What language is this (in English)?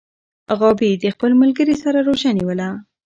Pashto